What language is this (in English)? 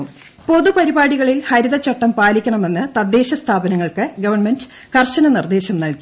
Malayalam